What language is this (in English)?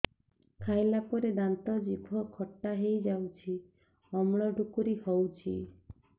Odia